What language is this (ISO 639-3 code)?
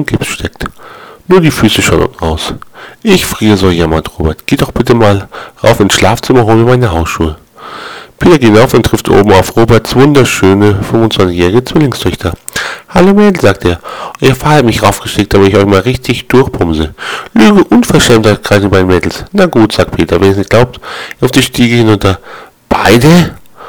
deu